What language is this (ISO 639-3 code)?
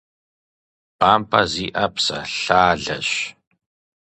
kbd